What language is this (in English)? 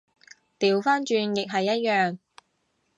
Cantonese